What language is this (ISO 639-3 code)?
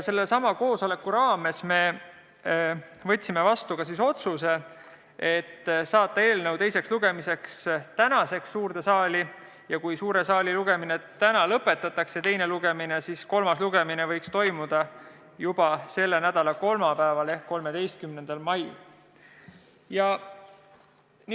est